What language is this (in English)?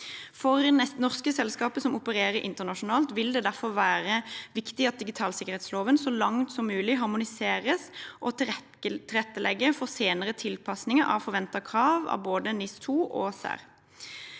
Norwegian